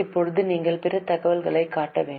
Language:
Tamil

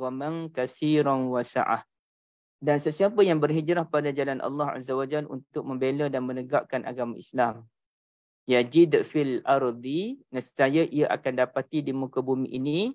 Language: Malay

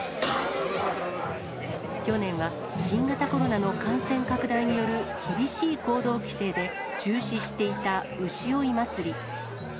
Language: Japanese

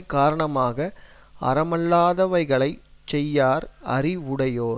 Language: Tamil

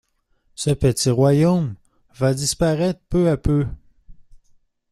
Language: French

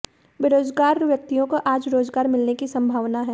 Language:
Hindi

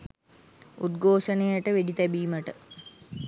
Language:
Sinhala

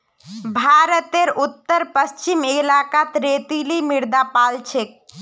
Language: Magahi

